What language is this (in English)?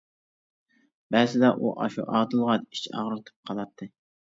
Uyghur